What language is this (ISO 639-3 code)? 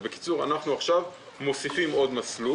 heb